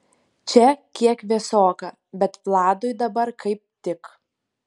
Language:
Lithuanian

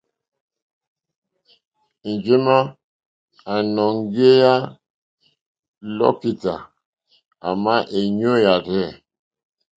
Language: Mokpwe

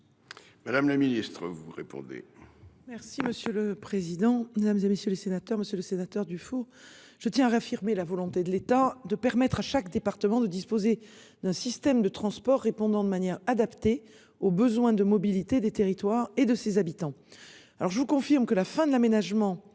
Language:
French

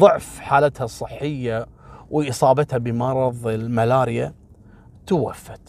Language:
Arabic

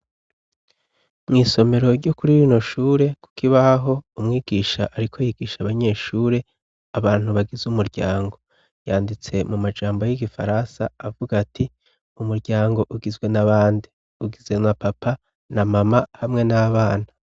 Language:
Rundi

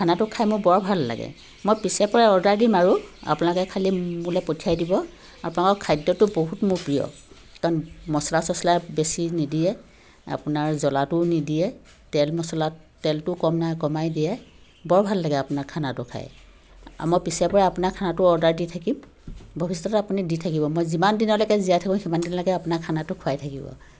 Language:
Assamese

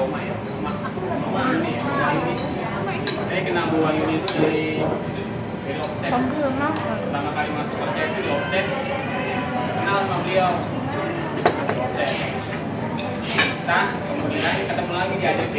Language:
Indonesian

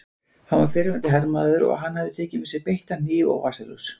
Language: Icelandic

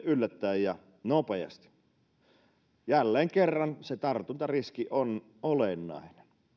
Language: Finnish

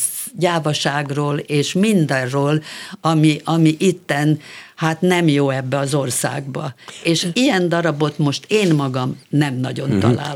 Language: Hungarian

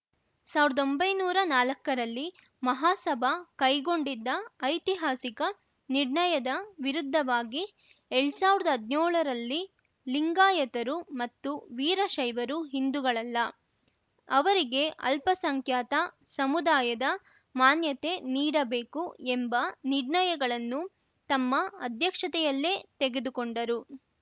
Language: Kannada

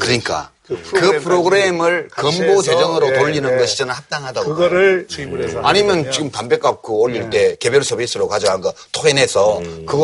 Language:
Korean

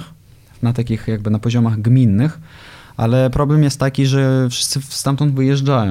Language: Polish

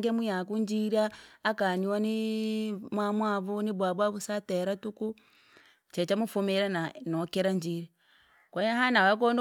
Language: Langi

